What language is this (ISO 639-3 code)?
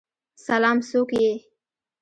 pus